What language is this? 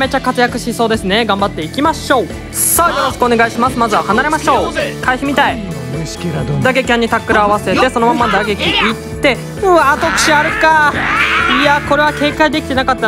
Japanese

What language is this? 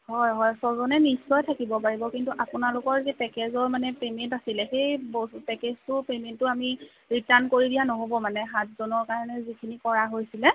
Assamese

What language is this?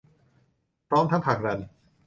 Thai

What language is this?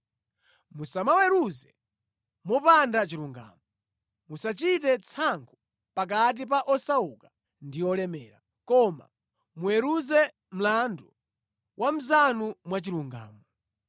Nyanja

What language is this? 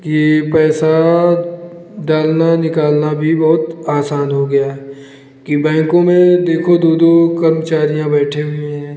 Hindi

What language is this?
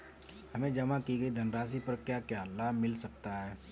Hindi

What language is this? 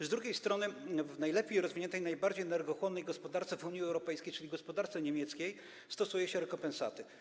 Polish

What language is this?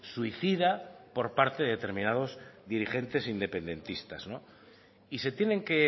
Spanish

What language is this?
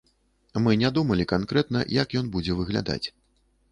Belarusian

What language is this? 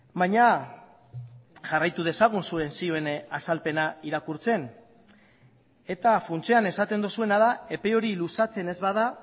Basque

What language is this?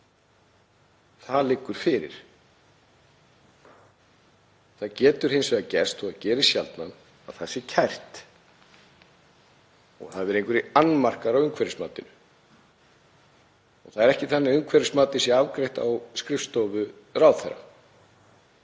Icelandic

